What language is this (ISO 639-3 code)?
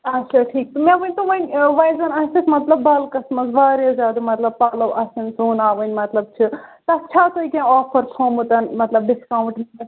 kas